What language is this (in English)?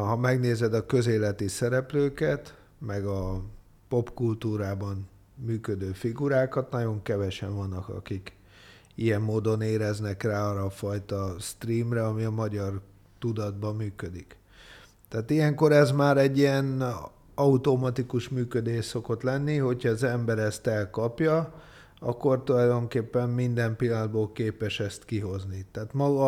Hungarian